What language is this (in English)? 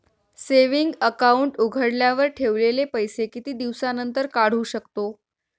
Marathi